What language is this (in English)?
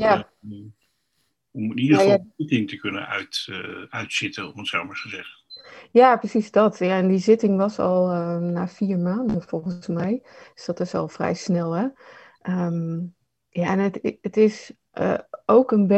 Dutch